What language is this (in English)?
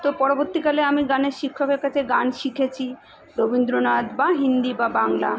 Bangla